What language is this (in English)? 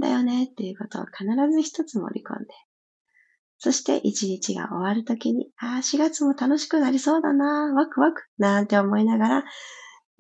Japanese